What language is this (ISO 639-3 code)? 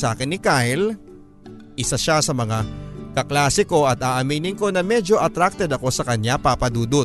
fil